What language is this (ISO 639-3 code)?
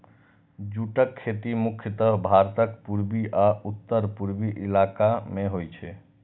mai